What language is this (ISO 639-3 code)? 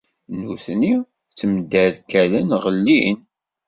kab